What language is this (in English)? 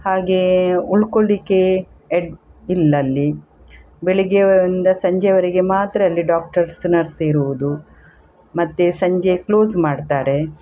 Kannada